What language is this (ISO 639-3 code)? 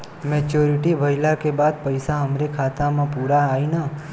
bho